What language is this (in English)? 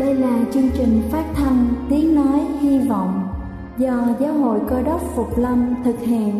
Vietnamese